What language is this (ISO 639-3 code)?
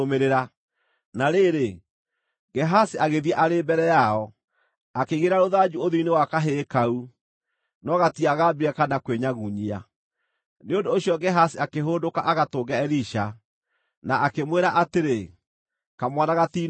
kik